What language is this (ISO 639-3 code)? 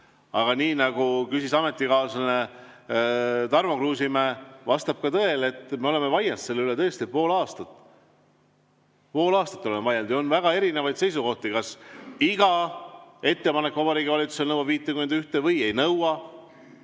est